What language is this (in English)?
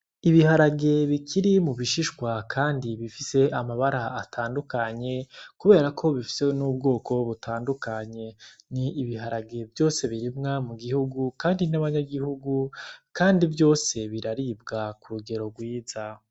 Rundi